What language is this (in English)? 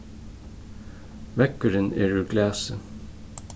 Faroese